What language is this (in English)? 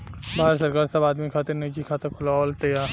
Bhojpuri